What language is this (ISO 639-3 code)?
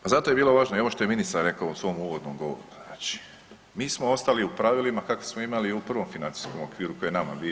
hrv